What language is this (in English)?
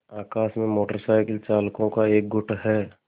Hindi